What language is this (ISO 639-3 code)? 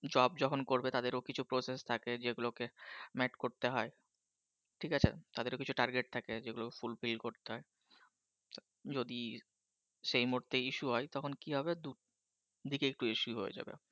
ben